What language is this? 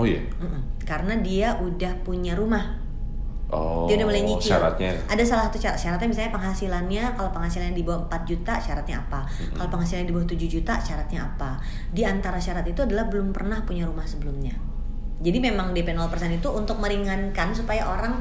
Indonesian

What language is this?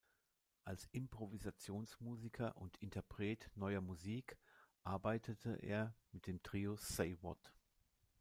German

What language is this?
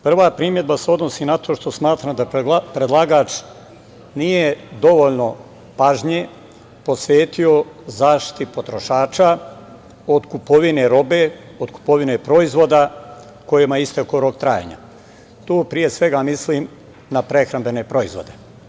Serbian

